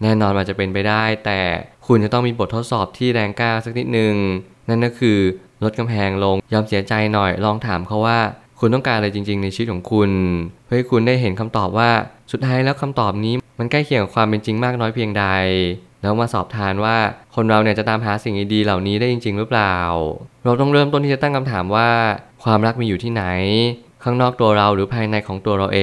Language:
Thai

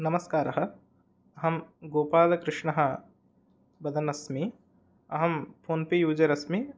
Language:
Sanskrit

